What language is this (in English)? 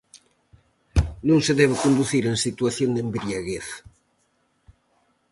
Galician